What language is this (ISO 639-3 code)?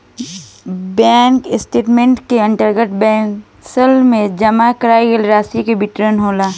bho